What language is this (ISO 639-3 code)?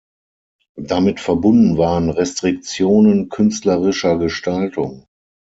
deu